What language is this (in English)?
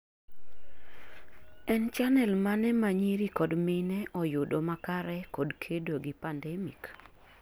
Luo (Kenya and Tanzania)